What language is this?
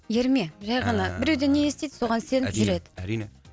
Kazakh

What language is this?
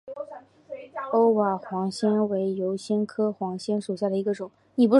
Chinese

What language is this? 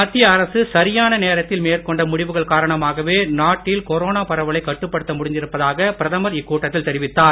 Tamil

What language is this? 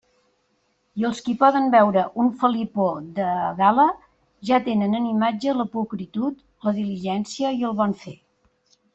Catalan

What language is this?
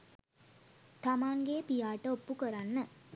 Sinhala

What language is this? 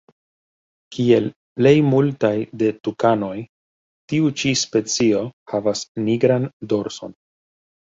Esperanto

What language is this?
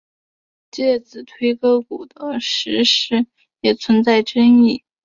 Chinese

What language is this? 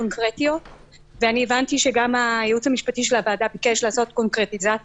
Hebrew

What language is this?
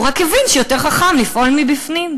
Hebrew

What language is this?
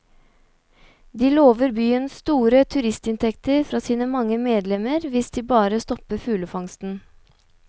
Norwegian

